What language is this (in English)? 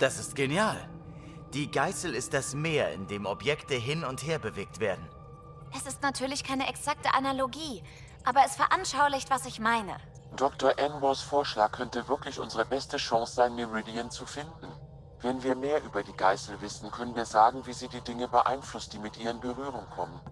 German